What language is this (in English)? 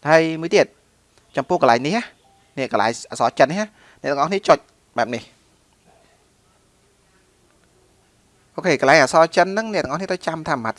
Vietnamese